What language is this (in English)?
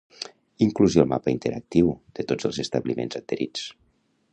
Catalan